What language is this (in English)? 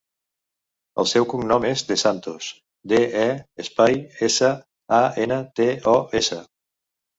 Catalan